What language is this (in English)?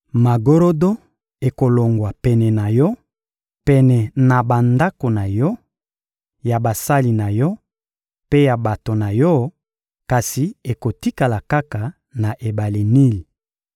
Lingala